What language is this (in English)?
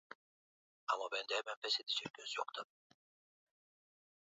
Swahili